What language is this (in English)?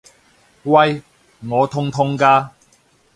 Cantonese